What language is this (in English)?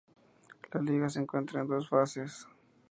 Spanish